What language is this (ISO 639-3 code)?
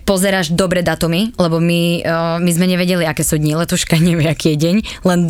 slk